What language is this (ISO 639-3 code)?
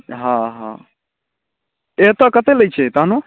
mai